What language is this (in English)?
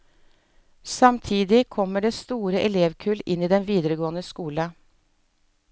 Norwegian